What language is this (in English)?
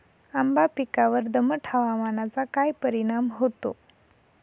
Marathi